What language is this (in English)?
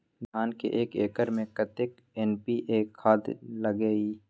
Maithili